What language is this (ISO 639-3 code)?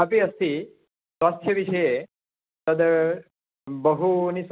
san